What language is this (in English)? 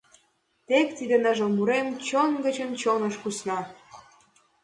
Mari